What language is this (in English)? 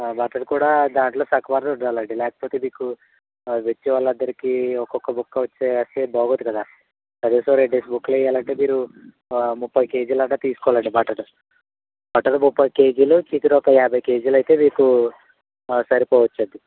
Telugu